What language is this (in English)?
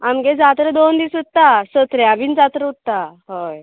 Konkani